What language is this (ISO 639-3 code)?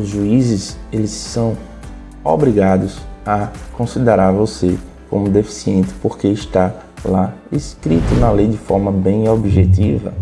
por